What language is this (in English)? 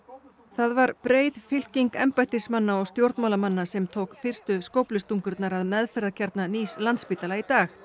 Icelandic